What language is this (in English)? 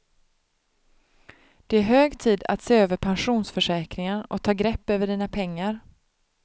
Swedish